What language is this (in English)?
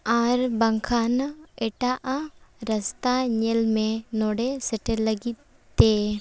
Santali